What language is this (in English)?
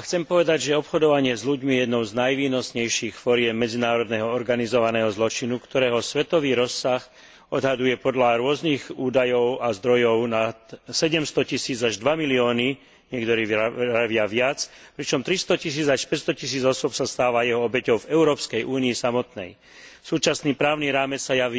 Slovak